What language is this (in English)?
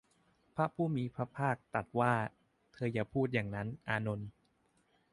Thai